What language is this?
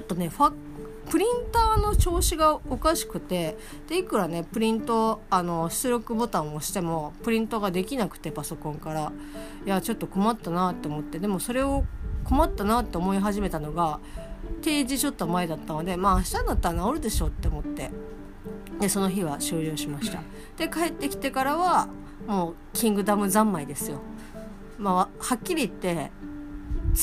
Japanese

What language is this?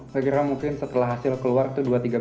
Indonesian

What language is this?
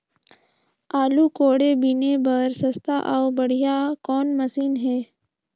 Chhattisgarhi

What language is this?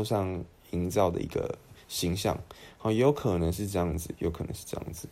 Chinese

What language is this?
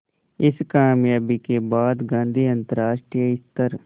Hindi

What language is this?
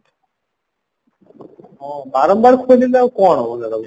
Odia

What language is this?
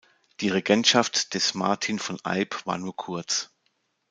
German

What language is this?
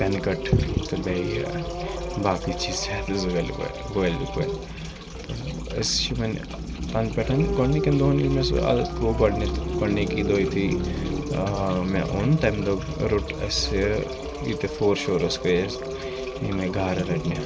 Kashmiri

